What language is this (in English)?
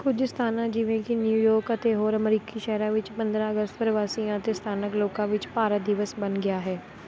Punjabi